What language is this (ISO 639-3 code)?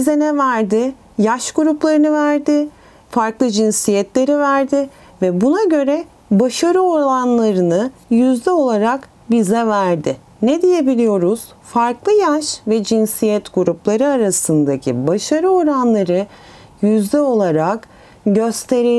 tur